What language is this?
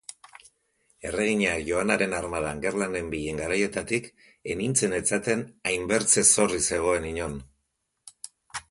Basque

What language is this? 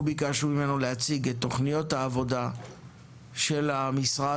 Hebrew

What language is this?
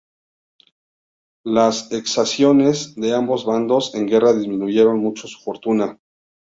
Spanish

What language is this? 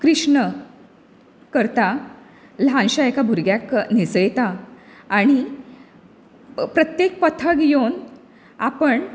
Konkani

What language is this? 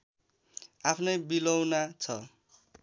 Nepali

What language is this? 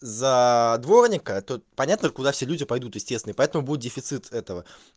Russian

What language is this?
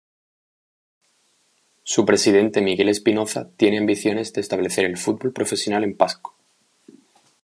Spanish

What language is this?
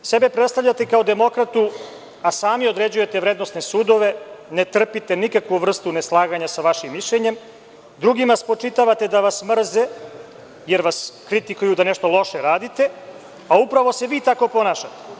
Serbian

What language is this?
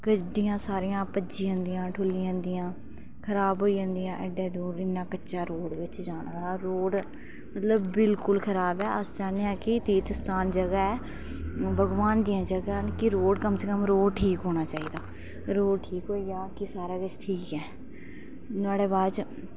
Dogri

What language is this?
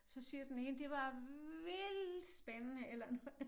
Danish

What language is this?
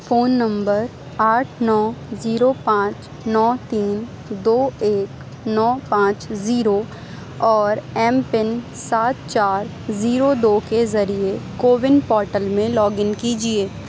Urdu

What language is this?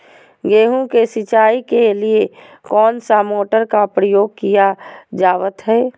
Magahi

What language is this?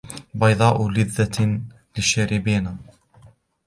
Arabic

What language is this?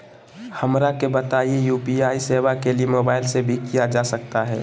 Magahi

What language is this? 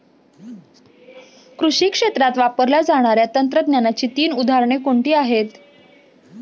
Marathi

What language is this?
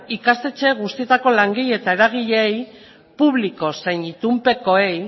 Basque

